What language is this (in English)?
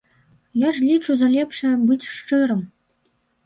Belarusian